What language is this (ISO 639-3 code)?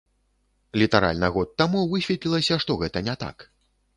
bel